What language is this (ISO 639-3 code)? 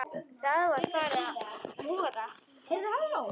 isl